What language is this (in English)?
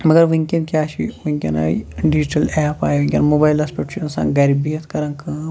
Kashmiri